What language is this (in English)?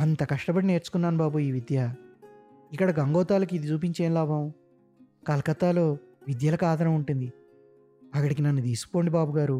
Telugu